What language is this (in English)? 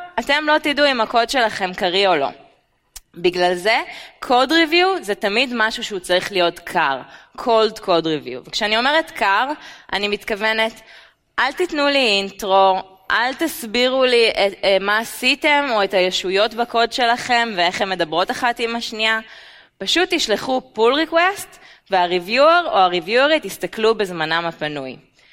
Hebrew